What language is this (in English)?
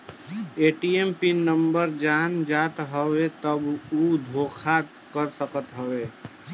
Bhojpuri